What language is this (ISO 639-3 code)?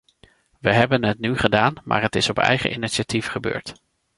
nld